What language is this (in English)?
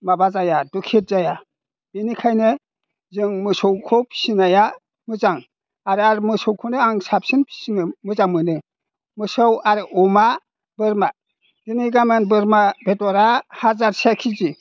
Bodo